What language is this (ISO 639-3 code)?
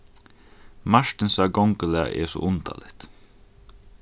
fao